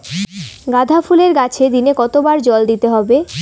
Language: Bangla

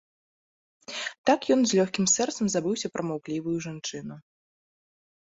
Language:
Belarusian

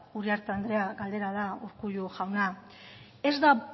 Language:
Basque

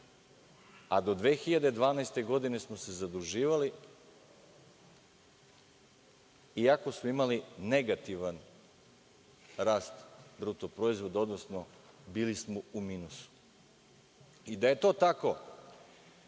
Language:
Serbian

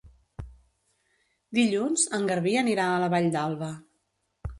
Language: Catalan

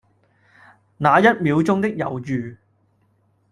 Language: Cantonese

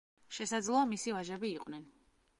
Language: Georgian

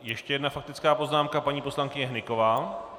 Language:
Czech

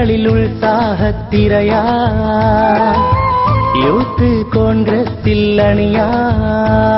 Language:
Hindi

